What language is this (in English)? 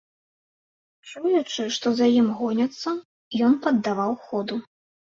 Belarusian